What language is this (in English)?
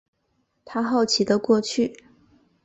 Chinese